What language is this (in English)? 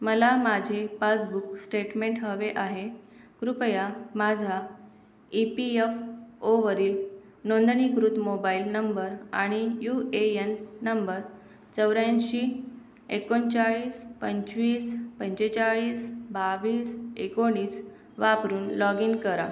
Marathi